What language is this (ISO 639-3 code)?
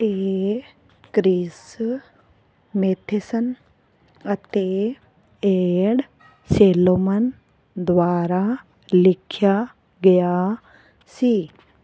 pan